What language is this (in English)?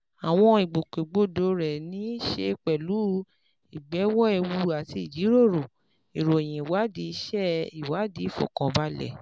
Yoruba